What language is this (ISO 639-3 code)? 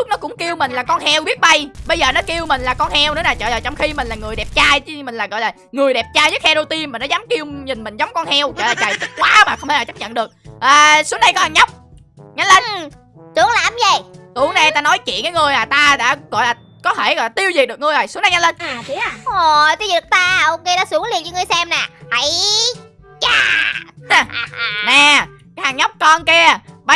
vie